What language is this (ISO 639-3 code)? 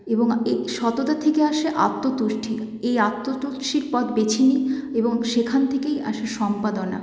ben